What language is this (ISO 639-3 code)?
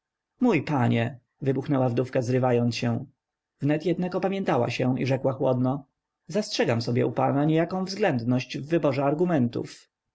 pol